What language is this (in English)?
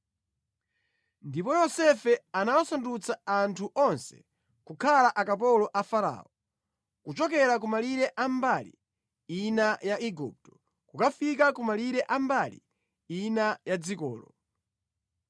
Nyanja